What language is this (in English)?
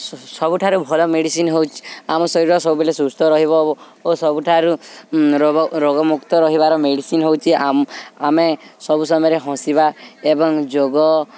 Odia